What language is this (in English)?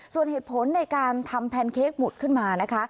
Thai